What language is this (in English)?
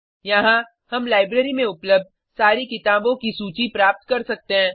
Hindi